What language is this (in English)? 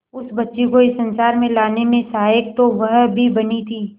Hindi